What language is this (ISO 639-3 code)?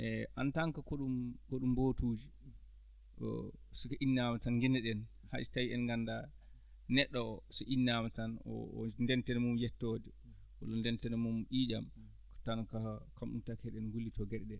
ful